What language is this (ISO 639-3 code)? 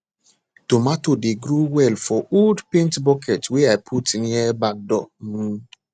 pcm